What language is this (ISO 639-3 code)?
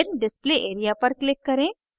hin